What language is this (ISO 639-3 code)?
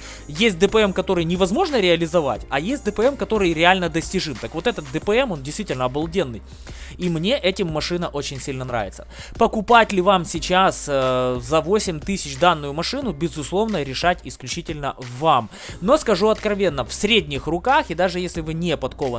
rus